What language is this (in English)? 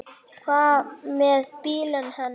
Icelandic